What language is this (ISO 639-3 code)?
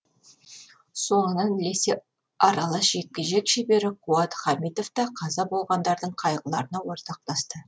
kaz